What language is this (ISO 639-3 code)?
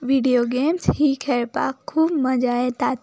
kok